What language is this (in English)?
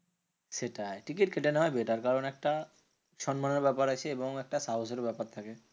Bangla